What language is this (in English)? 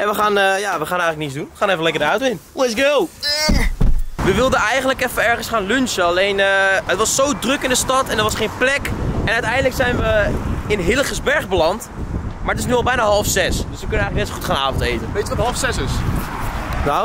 Dutch